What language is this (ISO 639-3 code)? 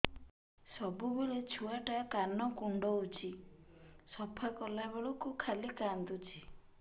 ori